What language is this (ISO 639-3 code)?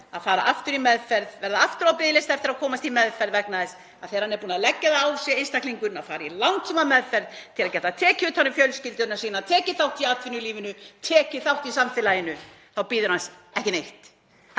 isl